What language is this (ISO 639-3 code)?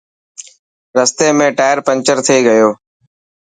mki